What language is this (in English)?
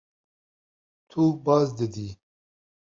Kurdish